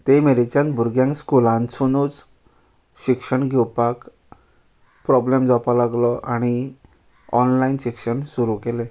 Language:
Konkani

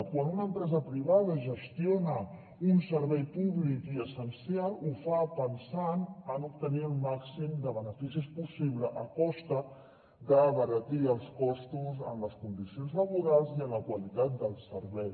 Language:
Catalan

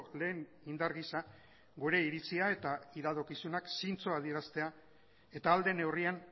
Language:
Basque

